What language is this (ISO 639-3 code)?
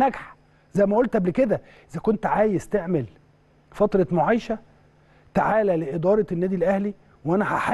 ara